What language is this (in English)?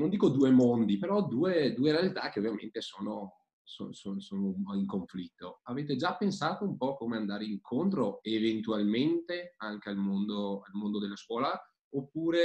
Italian